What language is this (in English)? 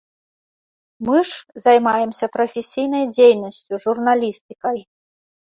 Belarusian